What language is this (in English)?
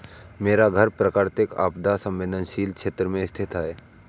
Hindi